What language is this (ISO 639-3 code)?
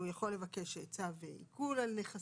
heb